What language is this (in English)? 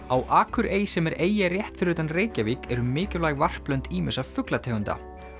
Icelandic